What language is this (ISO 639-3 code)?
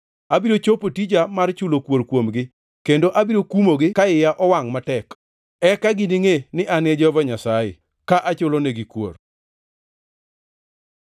luo